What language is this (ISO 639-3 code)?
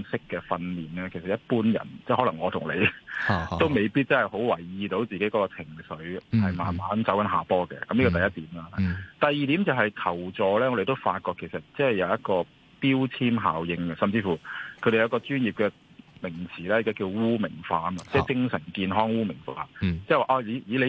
zho